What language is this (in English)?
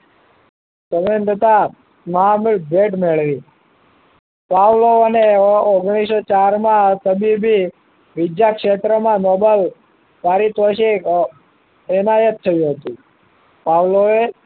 Gujarati